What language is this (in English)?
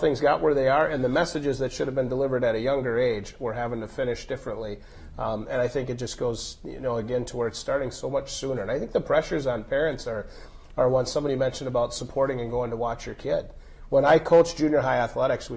English